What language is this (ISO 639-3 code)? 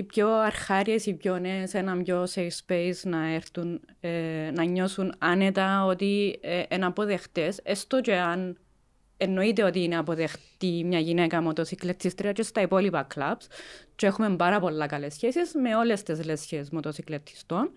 ell